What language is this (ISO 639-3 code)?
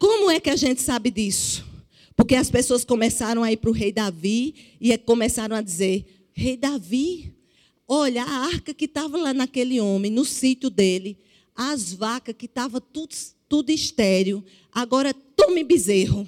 por